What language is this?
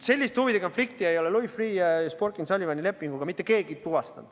Estonian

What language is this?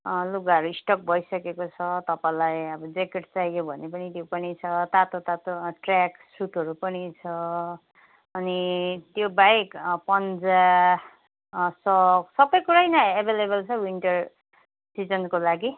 Nepali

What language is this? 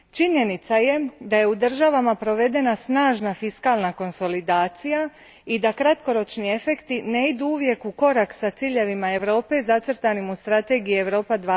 Croatian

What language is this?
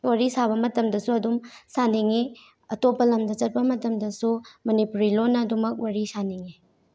Manipuri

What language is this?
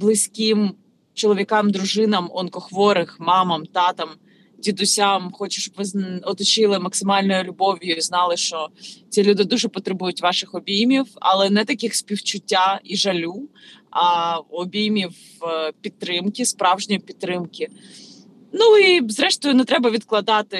Ukrainian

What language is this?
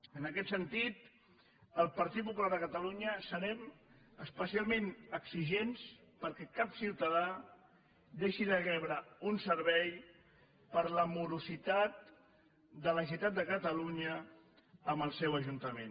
Catalan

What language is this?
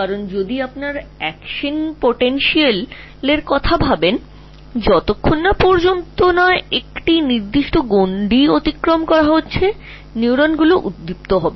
Bangla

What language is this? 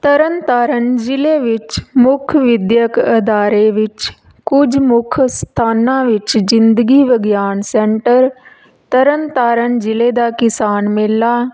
Punjabi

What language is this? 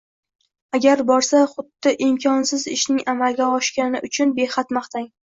Uzbek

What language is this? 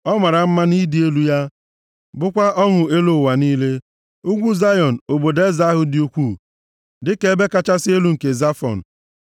Igbo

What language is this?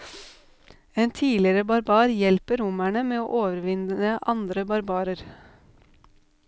Norwegian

